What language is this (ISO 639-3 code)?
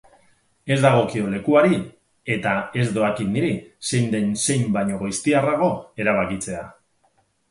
eus